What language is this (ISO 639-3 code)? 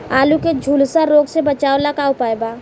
bho